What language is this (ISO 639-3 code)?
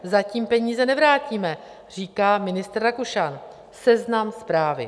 ces